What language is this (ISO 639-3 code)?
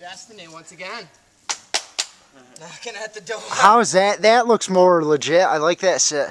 eng